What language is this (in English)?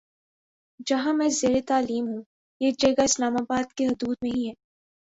Urdu